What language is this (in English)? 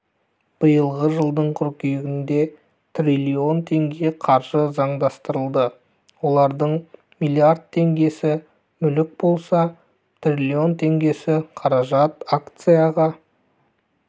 Kazakh